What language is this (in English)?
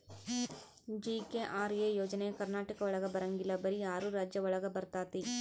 Kannada